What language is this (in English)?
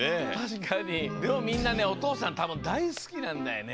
Japanese